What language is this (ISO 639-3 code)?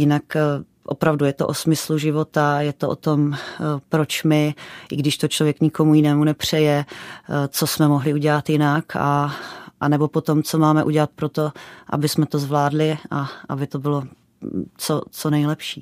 ces